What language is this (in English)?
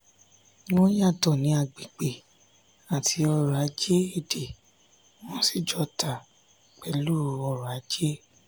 Yoruba